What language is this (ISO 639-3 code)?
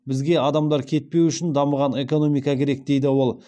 kaz